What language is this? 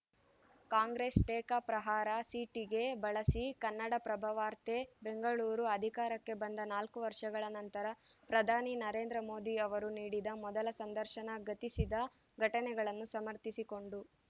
Kannada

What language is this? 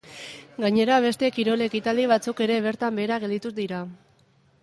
Basque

